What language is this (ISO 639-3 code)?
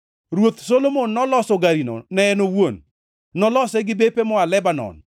luo